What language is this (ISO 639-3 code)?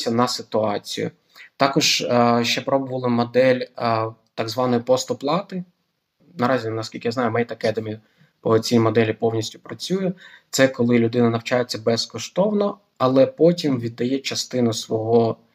ukr